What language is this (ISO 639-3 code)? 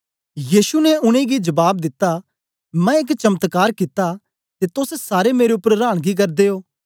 doi